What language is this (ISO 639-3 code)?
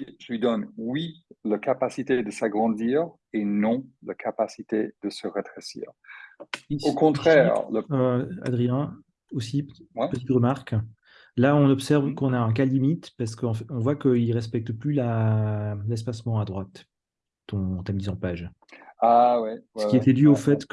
fra